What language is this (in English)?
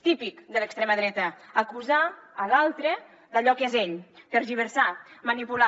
Catalan